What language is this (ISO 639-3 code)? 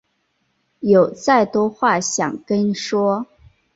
zho